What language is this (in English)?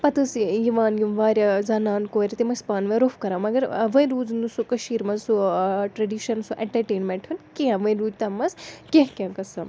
Kashmiri